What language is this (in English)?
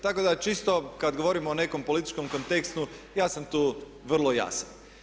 Croatian